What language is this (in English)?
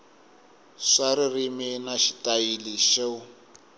Tsonga